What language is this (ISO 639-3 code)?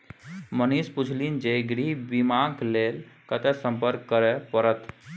mai